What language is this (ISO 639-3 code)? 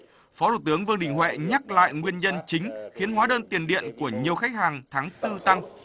vie